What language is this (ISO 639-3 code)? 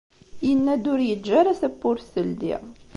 kab